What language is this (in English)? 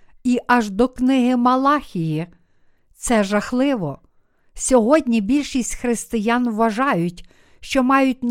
Ukrainian